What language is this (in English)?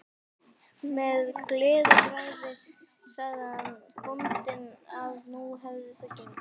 Icelandic